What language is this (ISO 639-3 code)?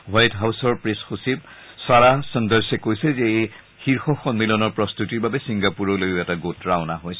asm